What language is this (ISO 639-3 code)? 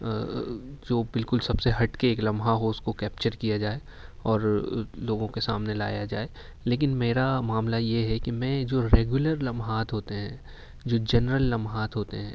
urd